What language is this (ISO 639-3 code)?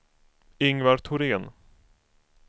swe